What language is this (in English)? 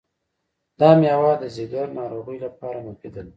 Pashto